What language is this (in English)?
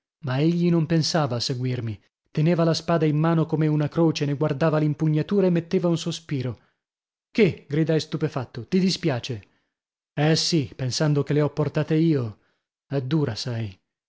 Italian